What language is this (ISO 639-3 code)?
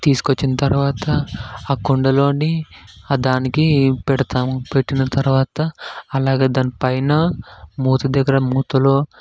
tel